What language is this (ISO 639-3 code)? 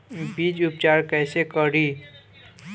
bho